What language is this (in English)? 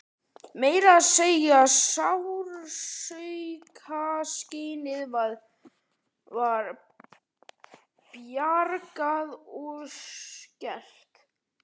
Icelandic